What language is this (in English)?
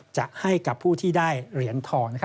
Thai